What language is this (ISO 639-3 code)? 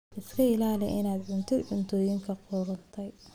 som